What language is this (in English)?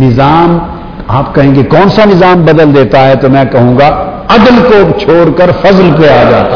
Urdu